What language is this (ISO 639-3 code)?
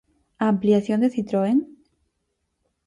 glg